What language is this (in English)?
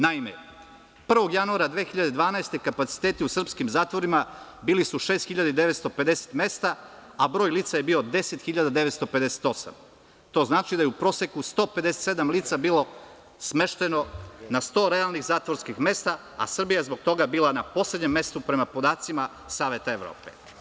Serbian